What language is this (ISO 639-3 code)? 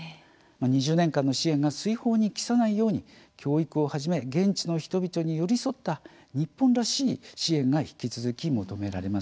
jpn